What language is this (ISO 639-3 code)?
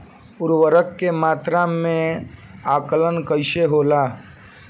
bho